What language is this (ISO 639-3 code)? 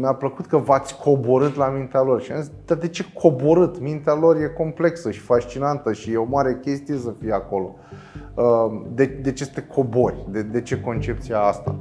ron